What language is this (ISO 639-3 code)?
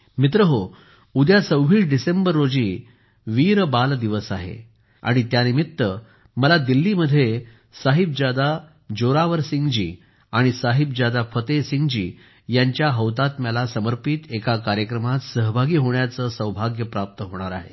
mar